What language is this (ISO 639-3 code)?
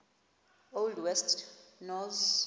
xho